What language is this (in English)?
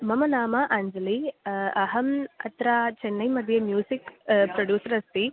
Sanskrit